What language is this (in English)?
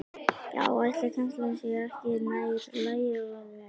Icelandic